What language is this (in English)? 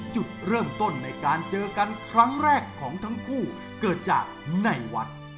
Thai